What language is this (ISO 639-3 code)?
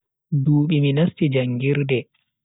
fui